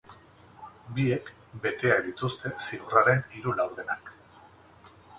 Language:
Basque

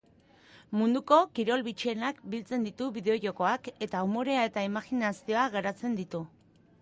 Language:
Basque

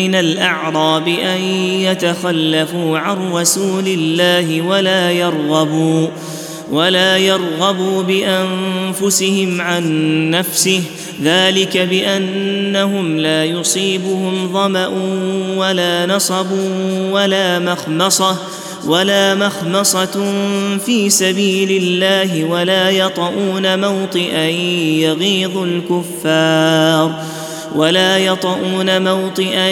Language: Arabic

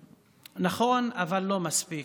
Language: Hebrew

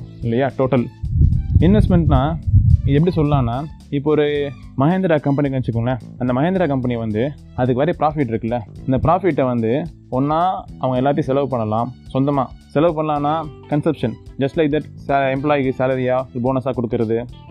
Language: Tamil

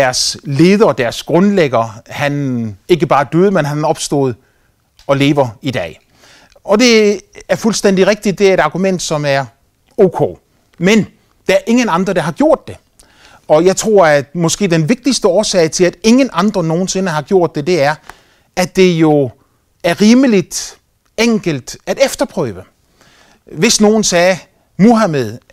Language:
Danish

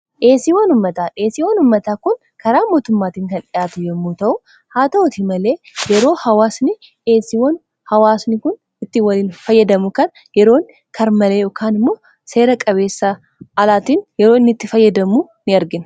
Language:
Oromo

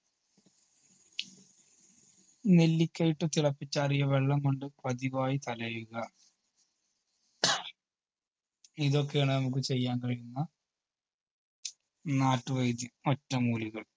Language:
Malayalam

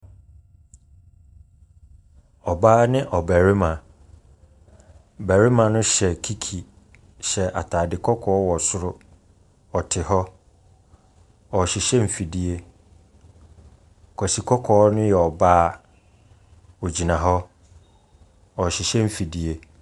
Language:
Akan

